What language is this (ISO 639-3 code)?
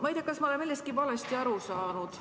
est